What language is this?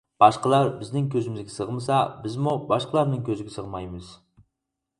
Uyghur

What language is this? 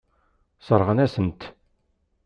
Kabyle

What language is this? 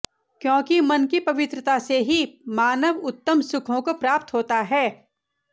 Sanskrit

